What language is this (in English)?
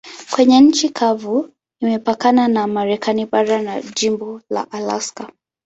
Swahili